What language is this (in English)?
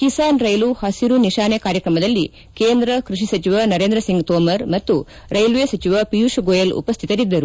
Kannada